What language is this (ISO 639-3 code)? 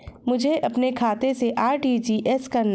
hin